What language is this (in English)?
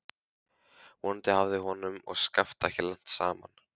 Icelandic